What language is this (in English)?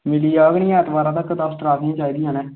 Dogri